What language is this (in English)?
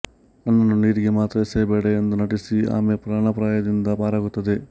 Kannada